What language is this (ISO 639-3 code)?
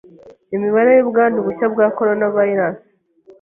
kin